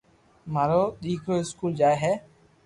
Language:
Loarki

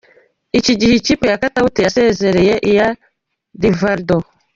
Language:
Kinyarwanda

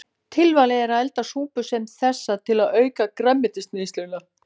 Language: Icelandic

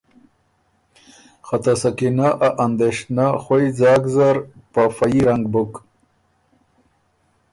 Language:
Ormuri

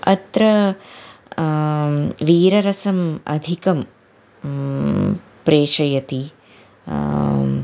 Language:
Sanskrit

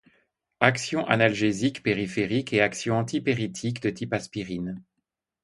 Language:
French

